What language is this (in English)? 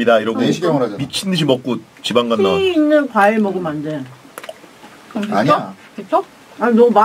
Korean